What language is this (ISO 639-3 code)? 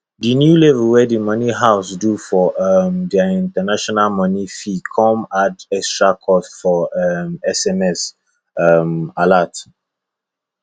pcm